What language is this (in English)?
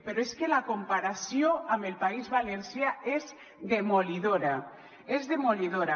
Catalan